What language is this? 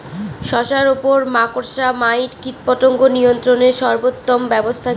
Bangla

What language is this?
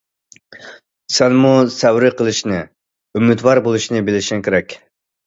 Uyghur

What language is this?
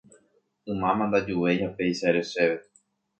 Guarani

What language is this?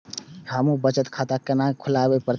Maithili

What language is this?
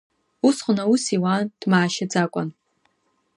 Abkhazian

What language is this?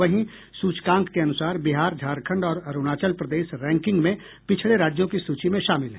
Hindi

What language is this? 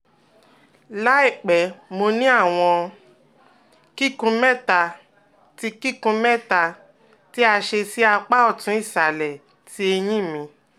Yoruba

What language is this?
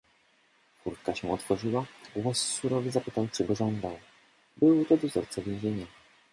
Polish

